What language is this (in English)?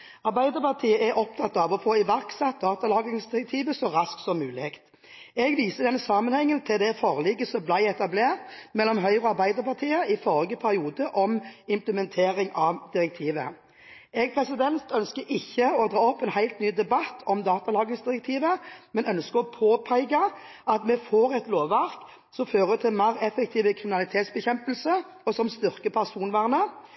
Norwegian Bokmål